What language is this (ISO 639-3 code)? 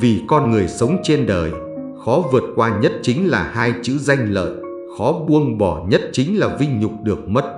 vie